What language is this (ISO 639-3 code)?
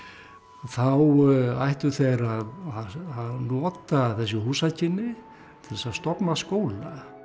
isl